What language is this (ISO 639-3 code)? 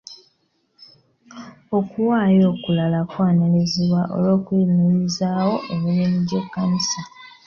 lug